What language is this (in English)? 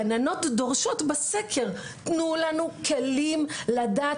Hebrew